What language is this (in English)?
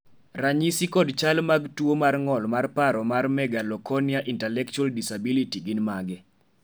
Luo (Kenya and Tanzania)